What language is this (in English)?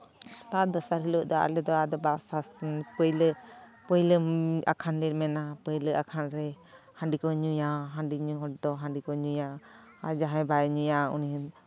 Santali